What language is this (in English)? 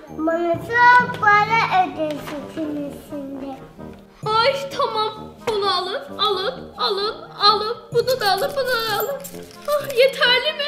Turkish